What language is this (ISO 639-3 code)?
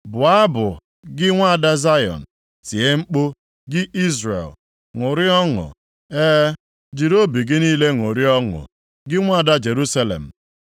ibo